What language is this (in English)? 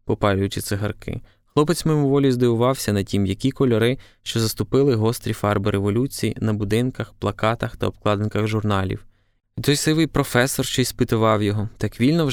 Ukrainian